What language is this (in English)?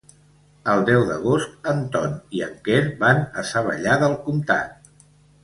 Catalan